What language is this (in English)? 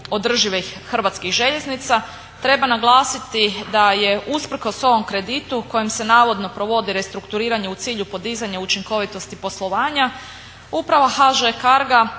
Croatian